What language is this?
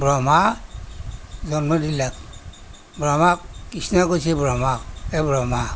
Assamese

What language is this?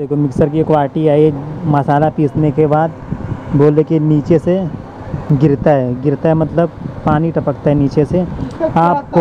Hindi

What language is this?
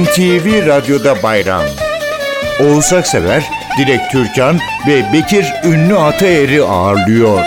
Turkish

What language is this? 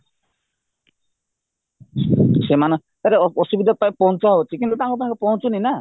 Odia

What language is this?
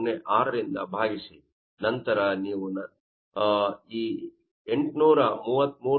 Kannada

